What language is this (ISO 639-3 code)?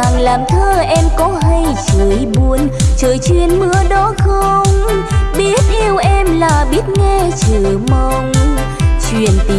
vie